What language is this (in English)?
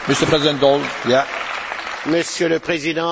French